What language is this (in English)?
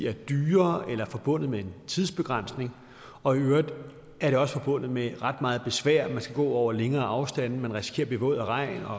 Danish